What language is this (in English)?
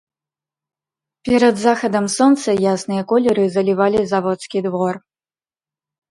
Belarusian